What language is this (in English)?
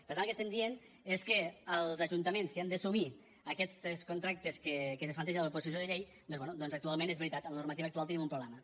Catalan